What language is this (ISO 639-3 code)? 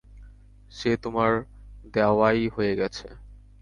ben